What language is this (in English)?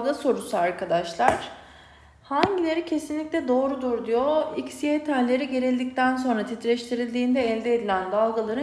Turkish